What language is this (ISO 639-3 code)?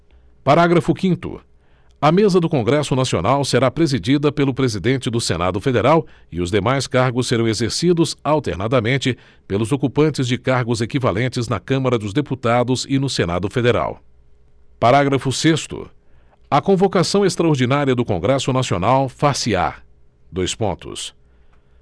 por